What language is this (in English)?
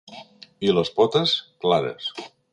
Catalan